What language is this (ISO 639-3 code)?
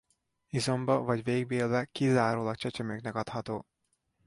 hun